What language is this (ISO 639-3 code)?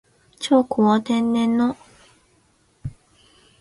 jpn